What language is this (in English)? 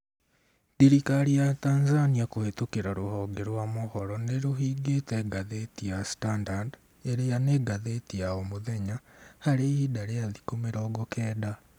Kikuyu